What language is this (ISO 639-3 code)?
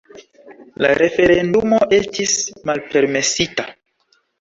epo